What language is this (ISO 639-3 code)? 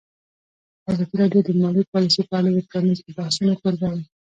pus